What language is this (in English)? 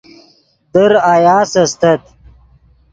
Yidgha